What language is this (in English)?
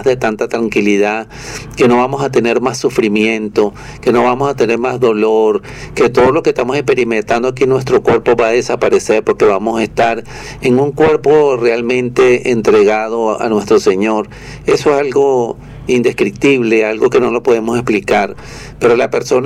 Spanish